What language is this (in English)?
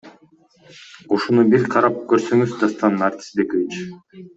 Kyrgyz